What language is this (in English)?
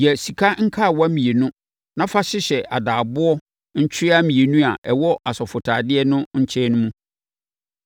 Akan